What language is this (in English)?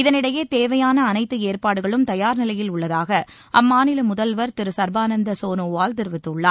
Tamil